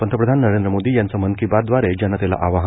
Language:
Marathi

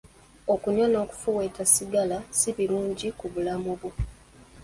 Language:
Ganda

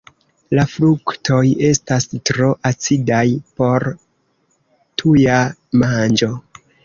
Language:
Esperanto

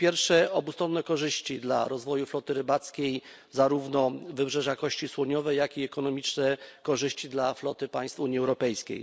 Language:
Polish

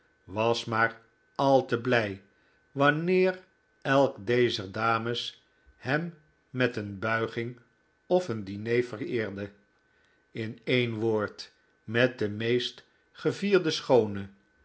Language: Dutch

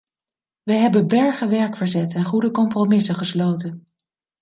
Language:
Dutch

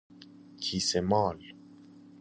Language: Persian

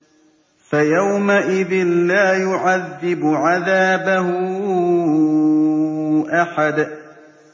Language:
Arabic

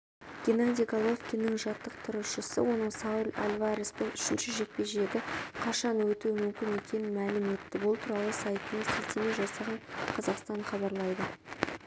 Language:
Kazakh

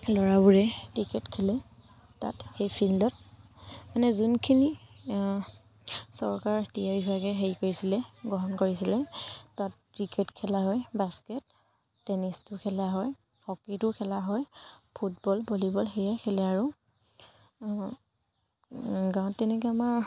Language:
Assamese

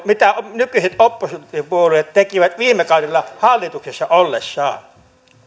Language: Finnish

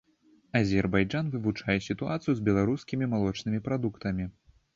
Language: Belarusian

